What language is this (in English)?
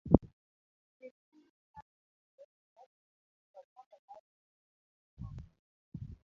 Luo (Kenya and Tanzania)